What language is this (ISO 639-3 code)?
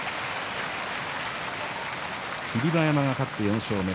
jpn